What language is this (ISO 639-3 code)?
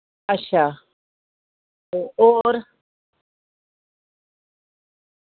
doi